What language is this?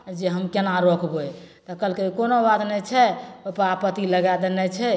Maithili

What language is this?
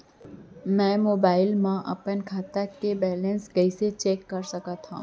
Chhattisgarhi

